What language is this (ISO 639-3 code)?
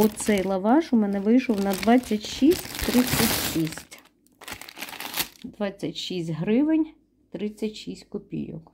ukr